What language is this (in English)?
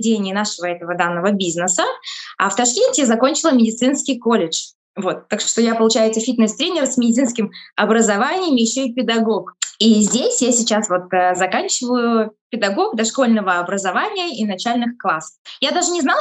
Russian